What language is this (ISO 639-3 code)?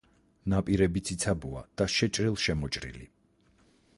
kat